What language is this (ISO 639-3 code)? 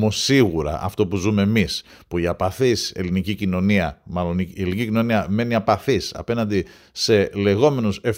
ell